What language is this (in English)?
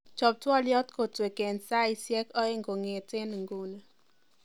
Kalenjin